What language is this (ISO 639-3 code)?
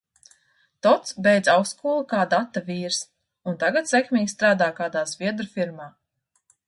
lav